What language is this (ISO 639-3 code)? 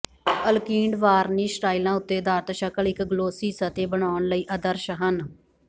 pan